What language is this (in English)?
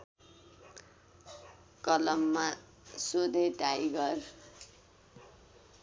Nepali